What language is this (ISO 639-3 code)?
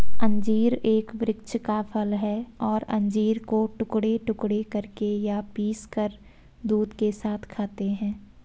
hin